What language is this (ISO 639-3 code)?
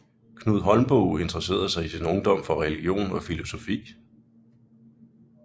dan